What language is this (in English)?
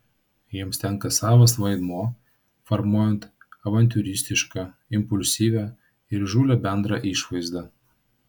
Lithuanian